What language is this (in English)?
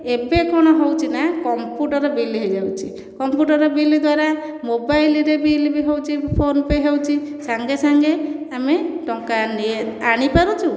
Odia